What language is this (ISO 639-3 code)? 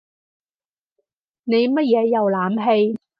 yue